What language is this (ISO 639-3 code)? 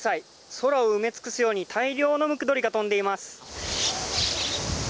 jpn